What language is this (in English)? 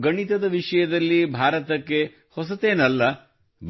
Kannada